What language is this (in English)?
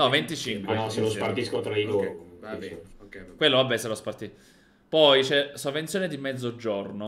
Italian